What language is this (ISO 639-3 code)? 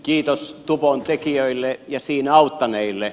fin